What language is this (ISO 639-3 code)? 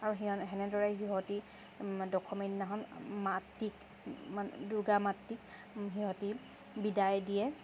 asm